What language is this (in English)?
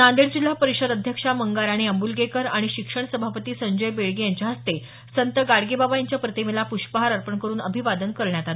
Marathi